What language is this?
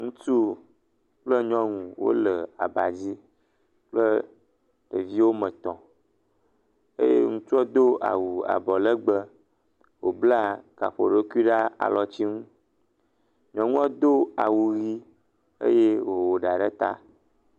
Ewe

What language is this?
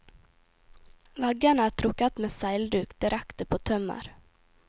Norwegian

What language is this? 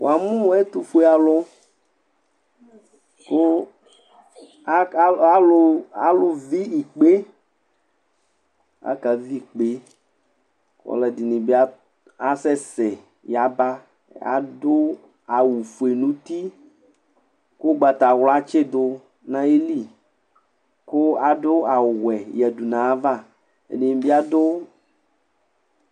Ikposo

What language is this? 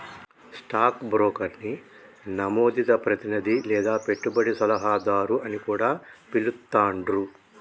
Telugu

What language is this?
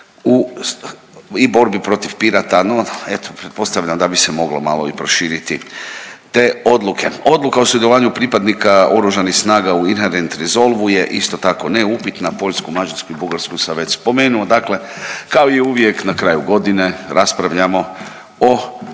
Croatian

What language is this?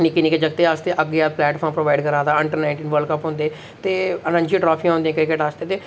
Dogri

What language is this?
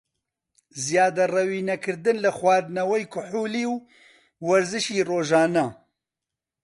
Central Kurdish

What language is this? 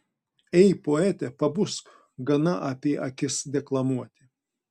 Lithuanian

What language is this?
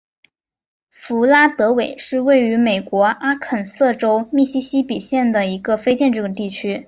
Chinese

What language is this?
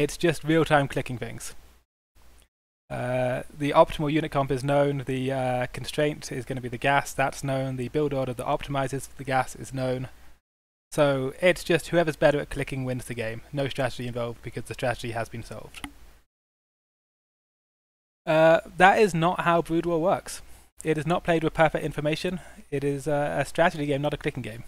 English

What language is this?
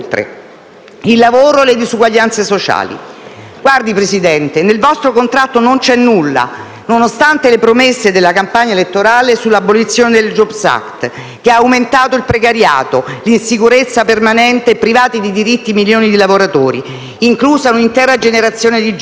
Italian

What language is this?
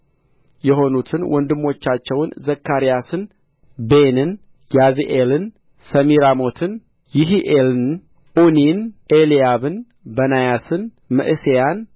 Amharic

